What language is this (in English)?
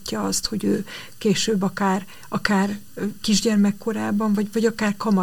Hungarian